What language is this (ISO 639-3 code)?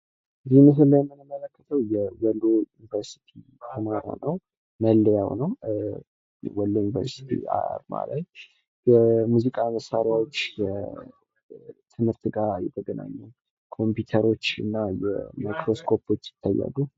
amh